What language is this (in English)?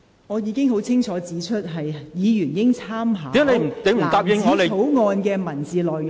Cantonese